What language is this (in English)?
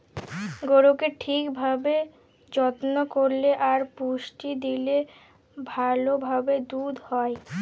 Bangla